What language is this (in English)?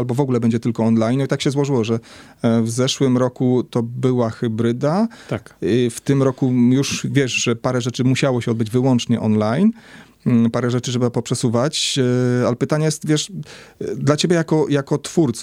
Polish